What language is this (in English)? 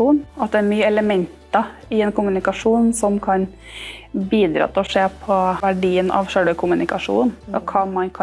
Norwegian